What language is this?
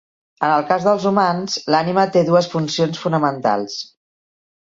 Catalan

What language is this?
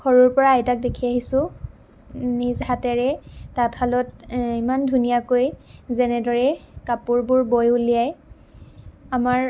Assamese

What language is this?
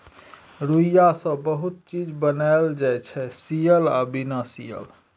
Maithili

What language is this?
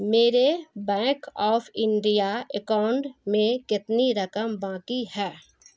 Urdu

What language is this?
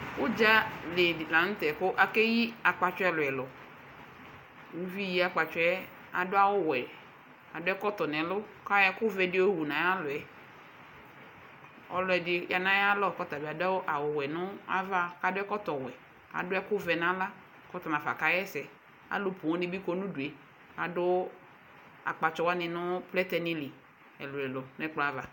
Ikposo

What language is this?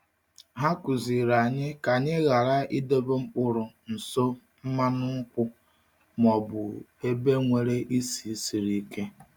Igbo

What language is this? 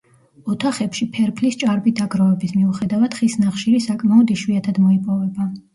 Georgian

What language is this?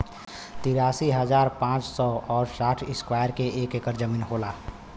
Bhojpuri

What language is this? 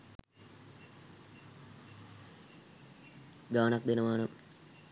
Sinhala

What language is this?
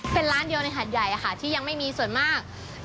Thai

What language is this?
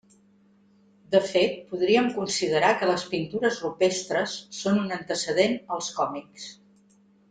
Catalan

